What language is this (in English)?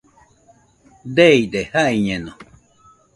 Nüpode Huitoto